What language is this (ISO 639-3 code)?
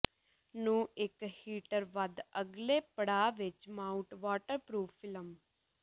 pan